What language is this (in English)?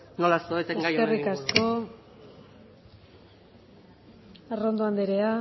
Basque